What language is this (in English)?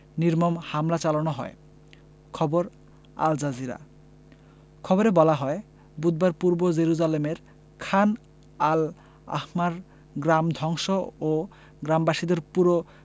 Bangla